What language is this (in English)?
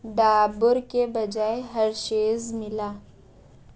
Urdu